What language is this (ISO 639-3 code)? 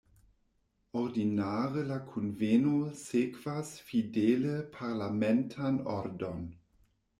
epo